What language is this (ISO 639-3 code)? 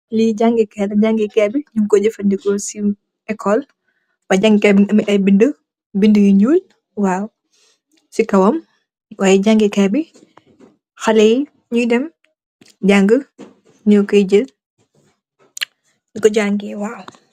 wol